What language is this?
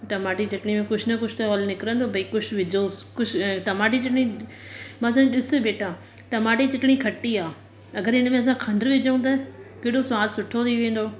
Sindhi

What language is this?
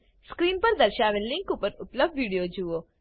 Gujarati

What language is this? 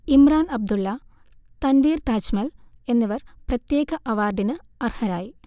Malayalam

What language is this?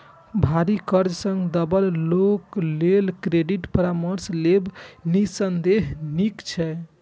Maithili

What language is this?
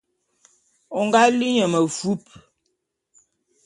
Bulu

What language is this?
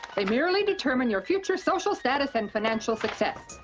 English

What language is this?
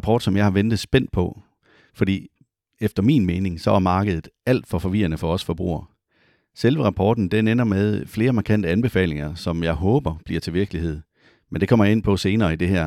Danish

